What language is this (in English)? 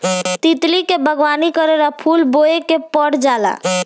Bhojpuri